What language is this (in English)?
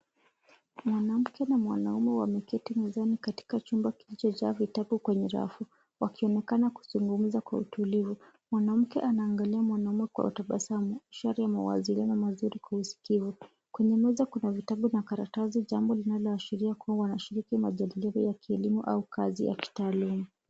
Swahili